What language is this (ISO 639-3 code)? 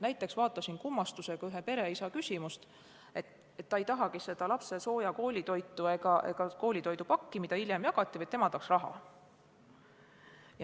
est